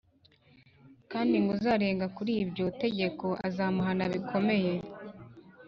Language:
Kinyarwanda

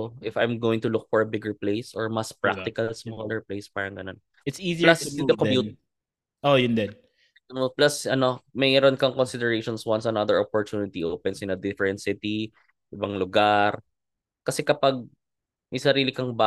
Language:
Filipino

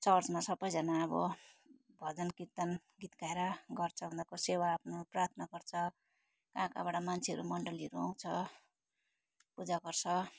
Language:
Nepali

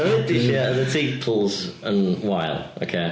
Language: Welsh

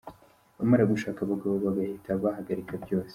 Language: Kinyarwanda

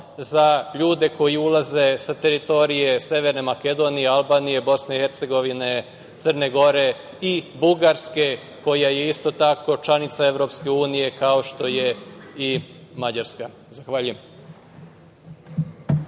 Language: Serbian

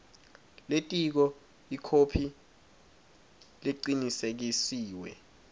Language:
Swati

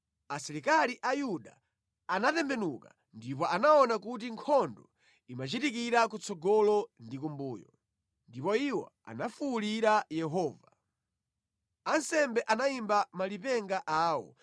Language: Nyanja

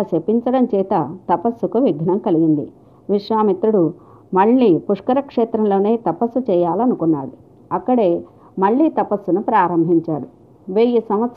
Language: Telugu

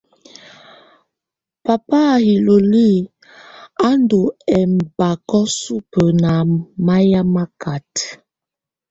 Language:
Tunen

